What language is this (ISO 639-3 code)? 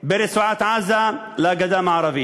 heb